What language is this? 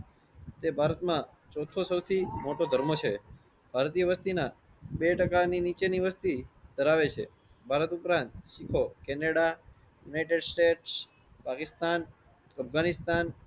Gujarati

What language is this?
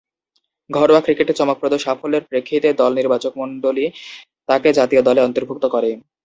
Bangla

